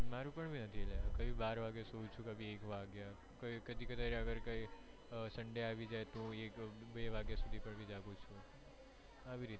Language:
Gujarati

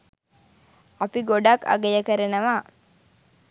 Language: Sinhala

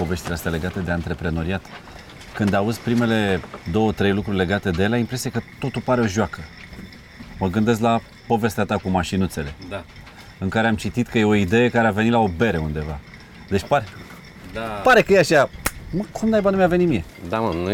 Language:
Romanian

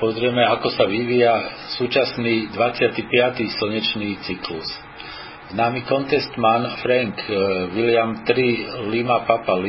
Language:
Slovak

